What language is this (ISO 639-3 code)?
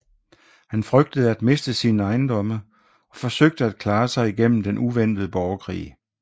dan